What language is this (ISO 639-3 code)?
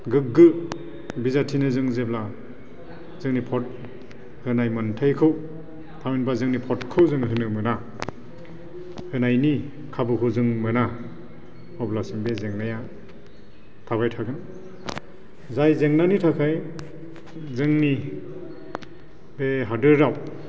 brx